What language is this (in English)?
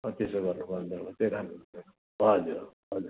Nepali